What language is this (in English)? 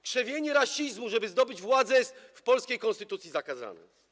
Polish